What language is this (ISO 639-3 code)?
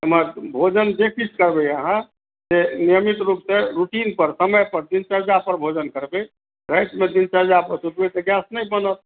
mai